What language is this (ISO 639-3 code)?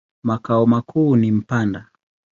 swa